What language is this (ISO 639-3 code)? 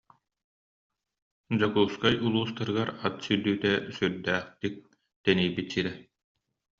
sah